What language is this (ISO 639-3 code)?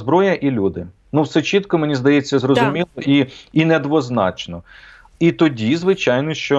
ukr